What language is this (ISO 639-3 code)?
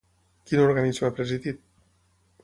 cat